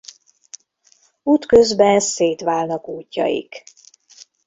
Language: Hungarian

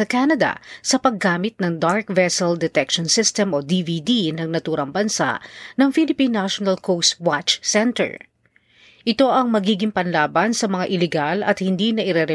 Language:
Filipino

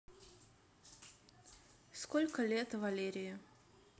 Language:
Russian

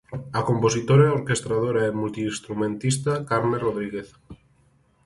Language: Galician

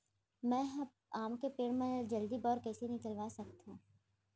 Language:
Chhattisgarhi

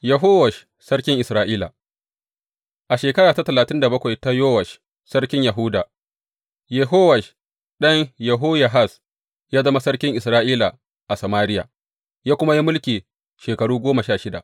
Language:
Hausa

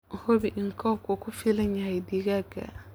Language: Somali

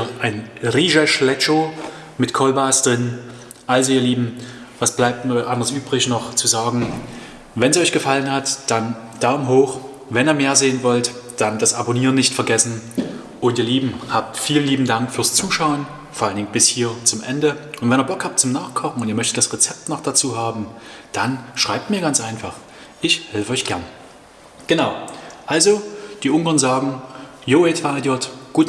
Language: German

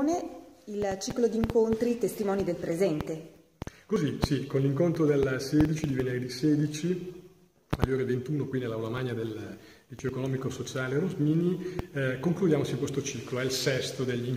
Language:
Italian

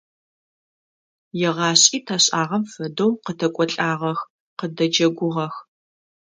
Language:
Adyghe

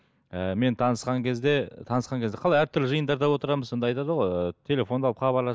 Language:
Kazakh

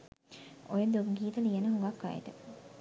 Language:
Sinhala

